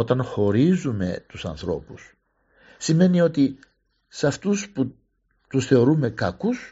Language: Greek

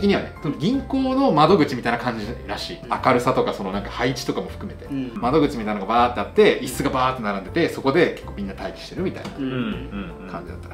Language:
Japanese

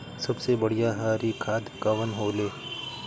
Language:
Bhojpuri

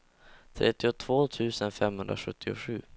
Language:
Swedish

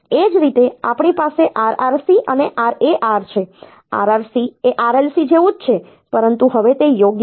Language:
Gujarati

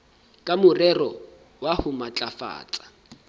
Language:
Southern Sotho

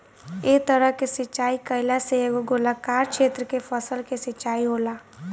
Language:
Bhojpuri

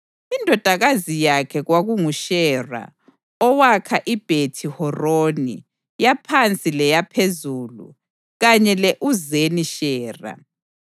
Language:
North Ndebele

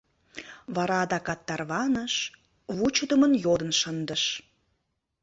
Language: Mari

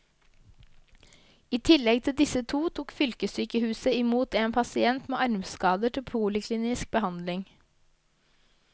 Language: Norwegian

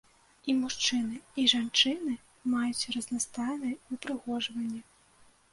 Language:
Belarusian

